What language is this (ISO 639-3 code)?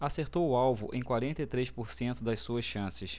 por